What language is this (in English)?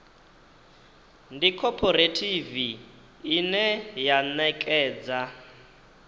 Venda